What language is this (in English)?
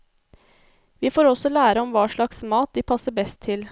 Norwegian